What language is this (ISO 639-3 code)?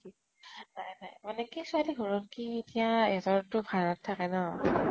asm